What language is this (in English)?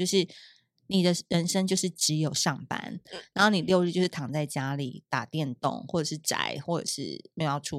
Chinese